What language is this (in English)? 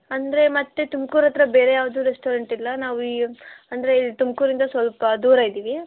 Kannada